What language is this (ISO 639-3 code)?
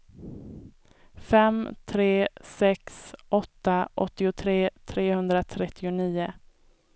swe